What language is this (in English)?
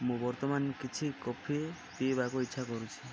Odia